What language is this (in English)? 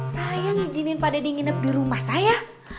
Indonesian